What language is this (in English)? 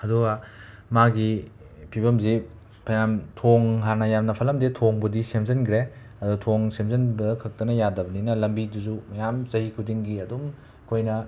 Manipuri